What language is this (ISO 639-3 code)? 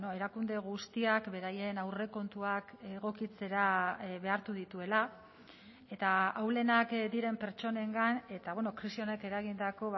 eus